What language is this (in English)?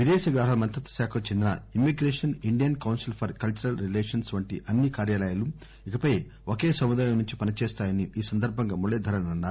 Telugu